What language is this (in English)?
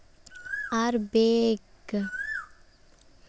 Santali